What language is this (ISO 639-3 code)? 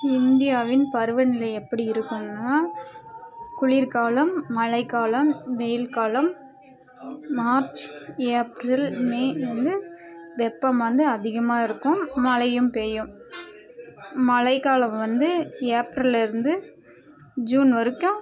tam